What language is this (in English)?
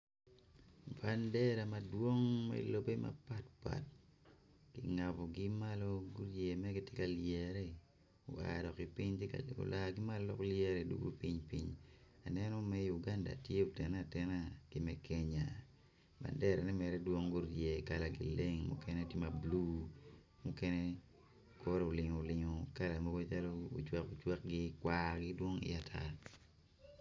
Acoli